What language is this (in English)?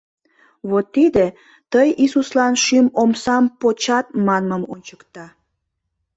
Mari